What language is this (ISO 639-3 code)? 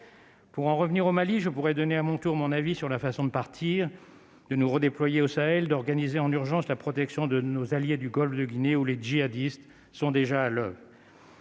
fra